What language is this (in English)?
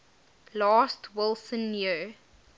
English